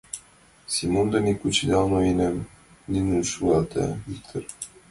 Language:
Mari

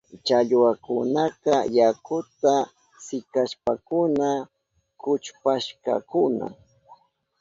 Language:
Southern Pastaza Quechua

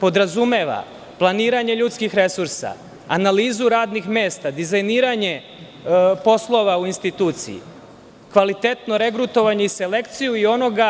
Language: Serbian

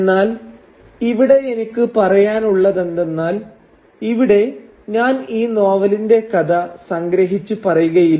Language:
Malayalam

